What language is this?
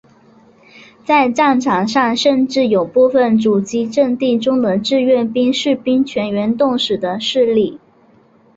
Chinese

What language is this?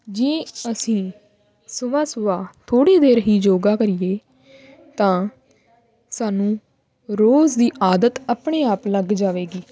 Punjabi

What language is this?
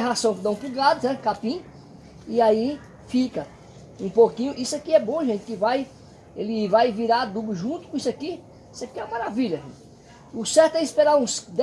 Portuguese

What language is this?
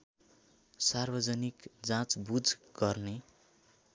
Nepali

